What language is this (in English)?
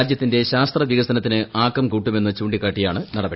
Malayalam